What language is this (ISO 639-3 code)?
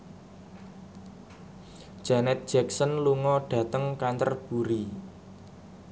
jav